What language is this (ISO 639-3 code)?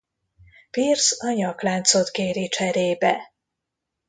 hun